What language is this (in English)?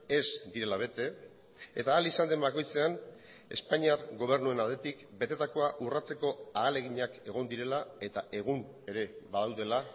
Basque